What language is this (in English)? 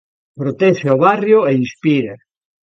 Galician